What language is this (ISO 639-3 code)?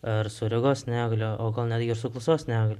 lit